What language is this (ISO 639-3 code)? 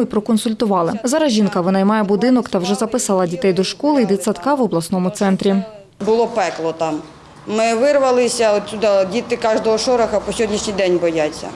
ukr